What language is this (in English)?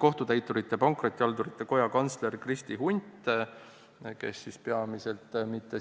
Estonian